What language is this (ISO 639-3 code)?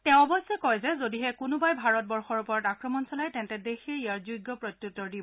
asm